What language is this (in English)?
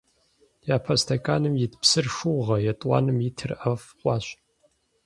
Kabardian